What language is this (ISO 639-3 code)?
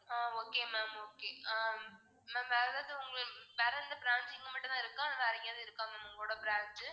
tam